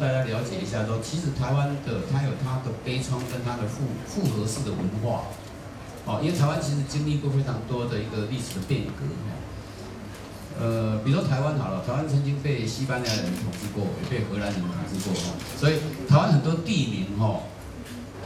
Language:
Chinese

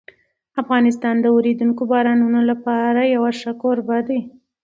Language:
Pashto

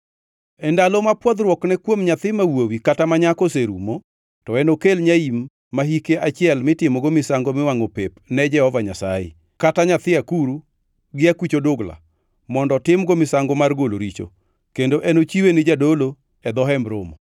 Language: Luo (Kenya and Tanzania)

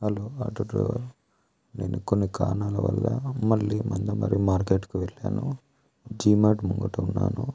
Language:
Telugu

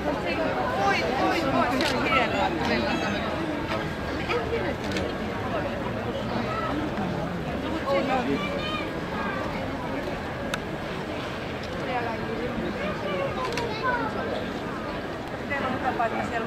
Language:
Finnish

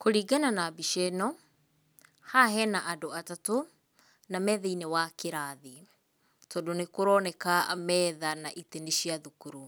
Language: Kikuyu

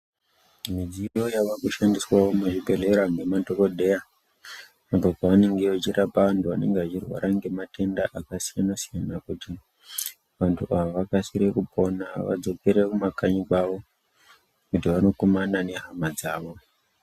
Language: Ndau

